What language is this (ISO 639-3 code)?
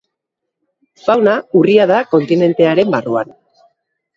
eus